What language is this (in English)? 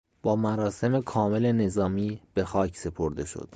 Persian